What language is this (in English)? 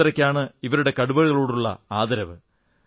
Malayalam